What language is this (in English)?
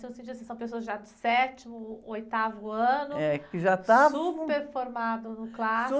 Portuguese